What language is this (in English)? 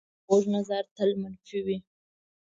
Pashto